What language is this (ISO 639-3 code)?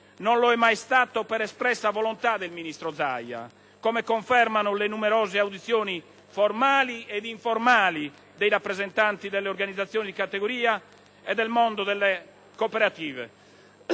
ita